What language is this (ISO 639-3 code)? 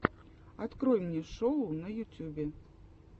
rus